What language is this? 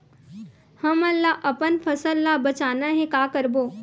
Chhattisgarhi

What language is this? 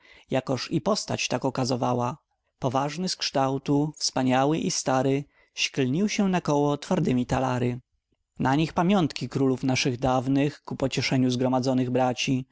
Polish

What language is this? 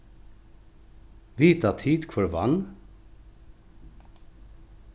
Faroese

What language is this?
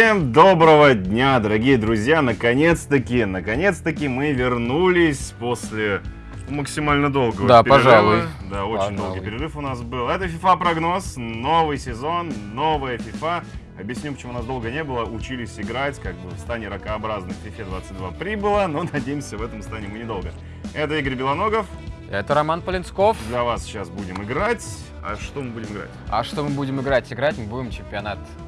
Russian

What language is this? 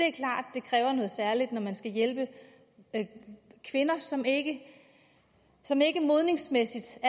Danish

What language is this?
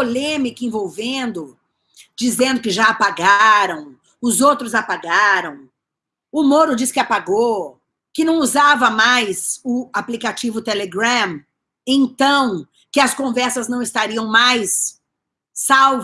Portuguese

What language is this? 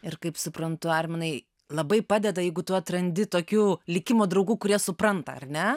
Lithuanian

